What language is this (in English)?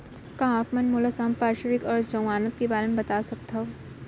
Chhattisgarhi